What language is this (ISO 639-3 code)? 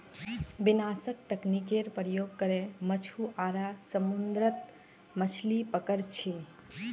mag